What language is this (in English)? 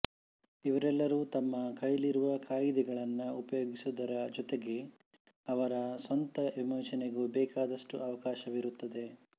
Kannada